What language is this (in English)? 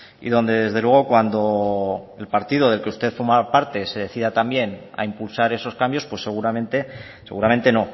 Spanish